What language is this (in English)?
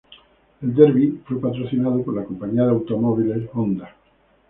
Spanish